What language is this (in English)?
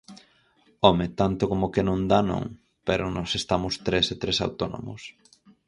Galician